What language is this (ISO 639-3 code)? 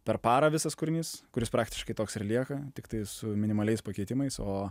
lit